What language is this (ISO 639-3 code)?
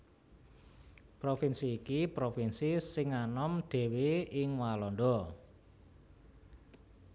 jav